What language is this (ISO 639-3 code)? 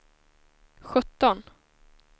swe